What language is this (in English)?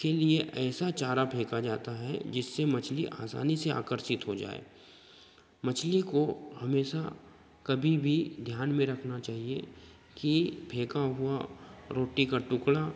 Hindi